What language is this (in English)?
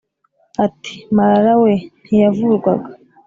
Kinyarwanda